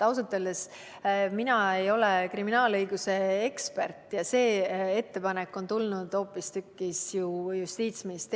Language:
Estonian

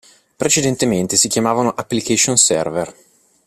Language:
Italian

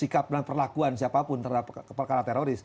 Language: Indonesian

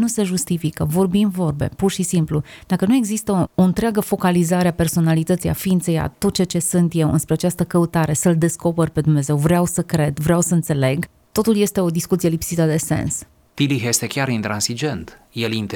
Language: Romanian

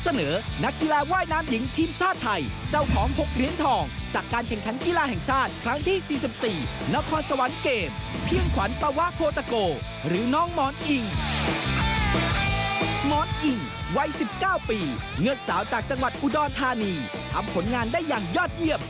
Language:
Thai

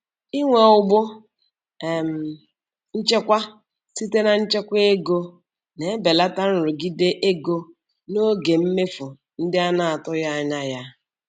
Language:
Igbo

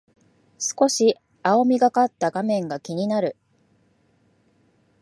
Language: Japanese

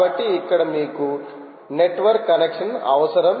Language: Telugu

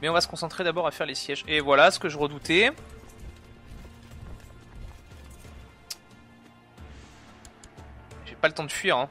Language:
French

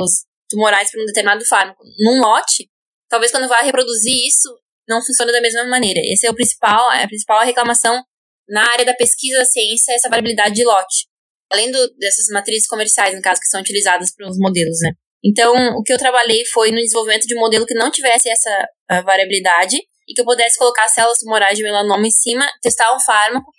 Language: Portuguese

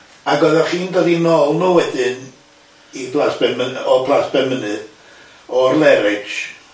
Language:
Welsh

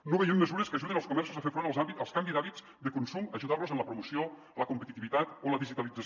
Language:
Catalan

